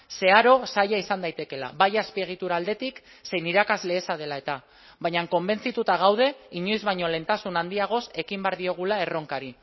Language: Basque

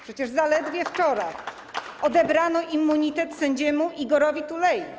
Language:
Polish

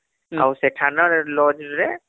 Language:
Odia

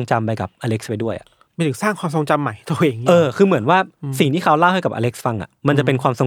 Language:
Thai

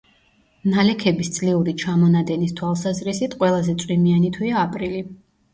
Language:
Georgian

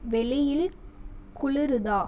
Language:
Tamil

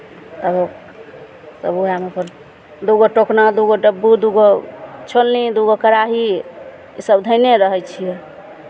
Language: Maithili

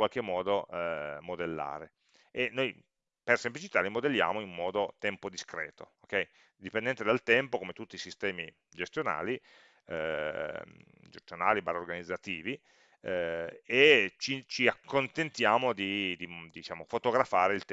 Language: Italian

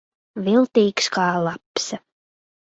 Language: Latvian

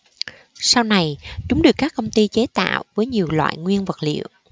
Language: Vietnamese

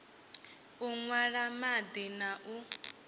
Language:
Venda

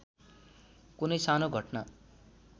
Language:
Nepali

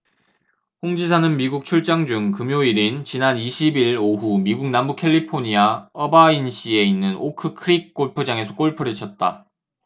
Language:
Korean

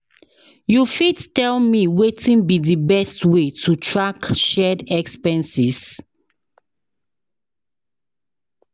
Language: Nigerian Pidgin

